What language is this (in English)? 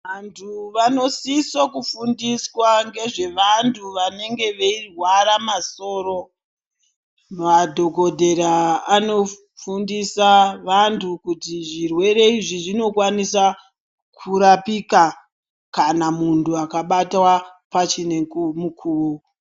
Ndau